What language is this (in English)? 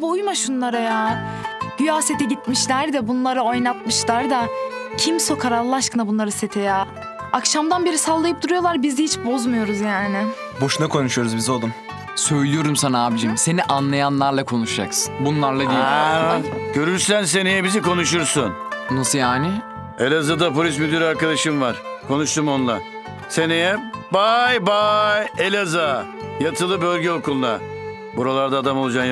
Turkish